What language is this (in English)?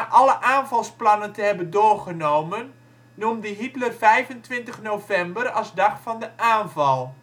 Dutch